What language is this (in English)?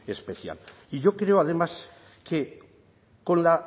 Spanish